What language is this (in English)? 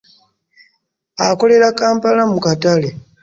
Ganda